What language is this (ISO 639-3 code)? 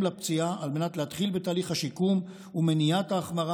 heb